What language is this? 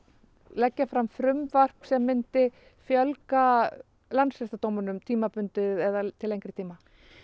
Icelandic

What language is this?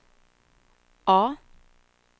Swedish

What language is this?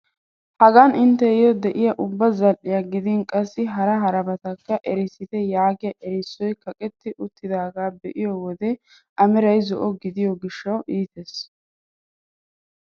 Wolaytta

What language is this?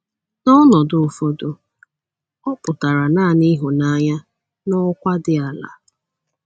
Igbo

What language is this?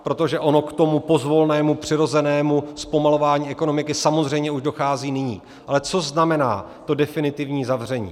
Czech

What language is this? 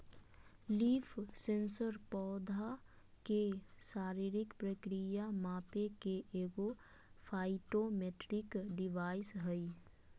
Magahi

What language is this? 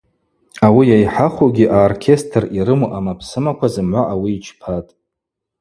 Abaza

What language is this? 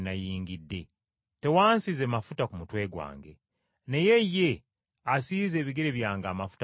Ganda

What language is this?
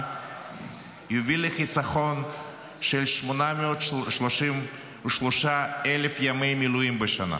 Hebrew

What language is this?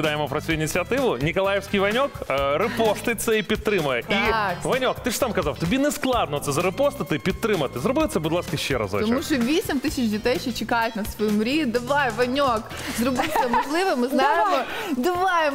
Ukrainian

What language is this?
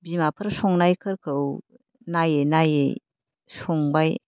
Bodo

